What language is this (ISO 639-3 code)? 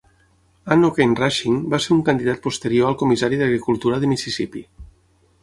cat